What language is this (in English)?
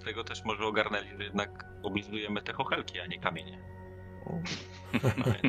Polish